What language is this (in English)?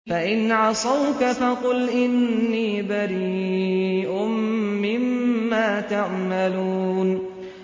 Arabic